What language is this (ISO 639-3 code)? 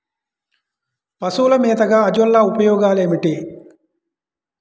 tel